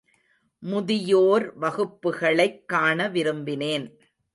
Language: Tamil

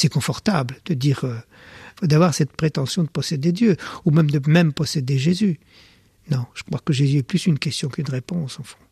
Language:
French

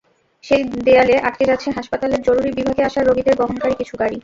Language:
Bangla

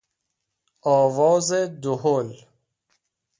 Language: Persian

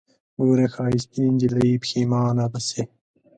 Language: Pashto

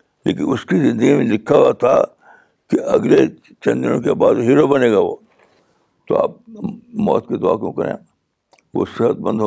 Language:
Urdu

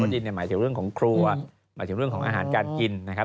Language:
Thai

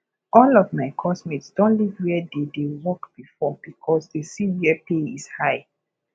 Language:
Nigerian Pidgin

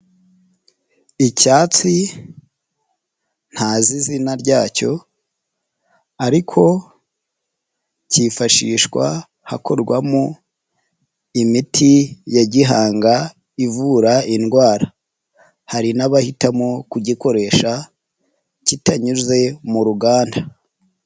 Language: Kinyarwanda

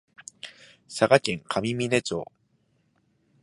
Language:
Japanese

